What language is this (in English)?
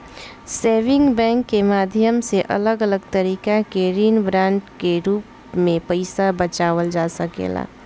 Bhojpuri